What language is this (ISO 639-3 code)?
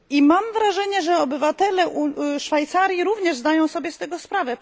pol